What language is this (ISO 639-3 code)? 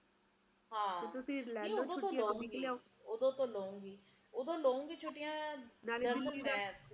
pan